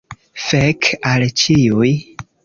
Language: Esperanto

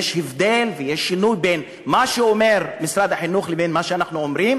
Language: Hebrew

